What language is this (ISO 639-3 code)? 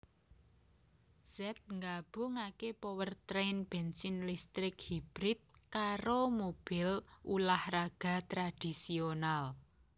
jav